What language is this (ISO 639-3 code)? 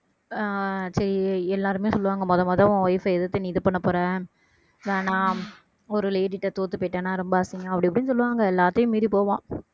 tam